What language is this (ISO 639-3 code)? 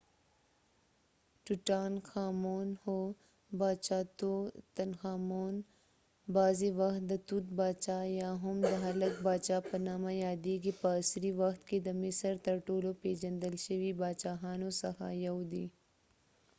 pus